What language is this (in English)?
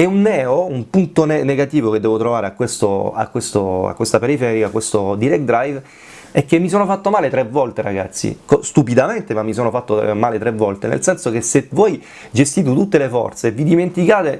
Italian